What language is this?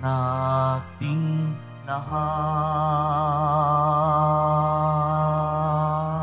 Filipino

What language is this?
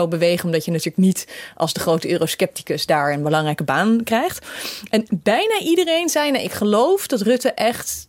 Dutch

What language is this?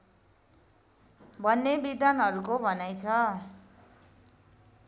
Nepali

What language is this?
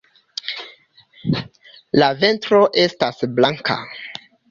Esperanto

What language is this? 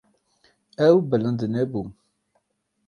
Kurdish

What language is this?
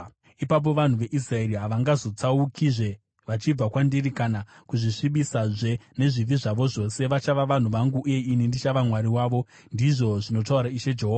Shona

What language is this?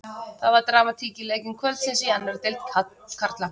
Icelandic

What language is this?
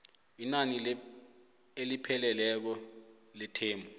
South Ndebele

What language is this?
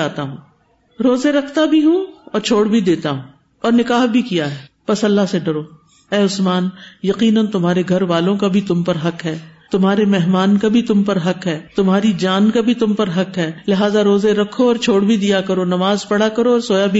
Urdu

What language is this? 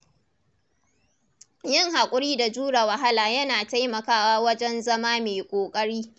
Hausa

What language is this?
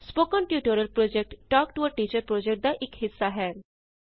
Punjabi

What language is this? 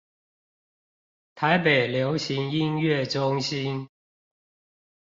Chinese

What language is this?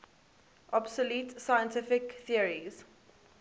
English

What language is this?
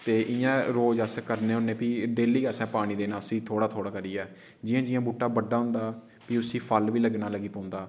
Dogri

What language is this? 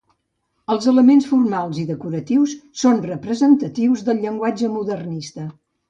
Catalan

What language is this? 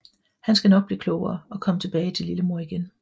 Danish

